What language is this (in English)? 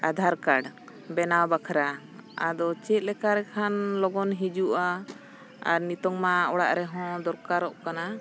Santali